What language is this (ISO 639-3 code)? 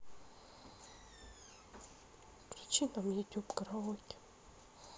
rus